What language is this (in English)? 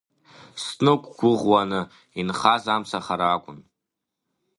Abkhazian